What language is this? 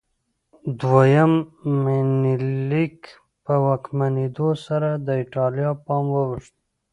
Pashto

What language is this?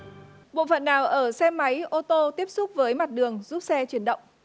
Vietnamese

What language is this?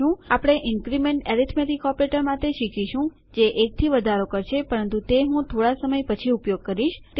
Gujarati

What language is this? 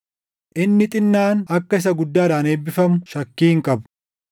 Oromo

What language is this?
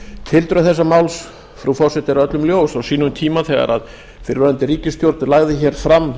Icelandic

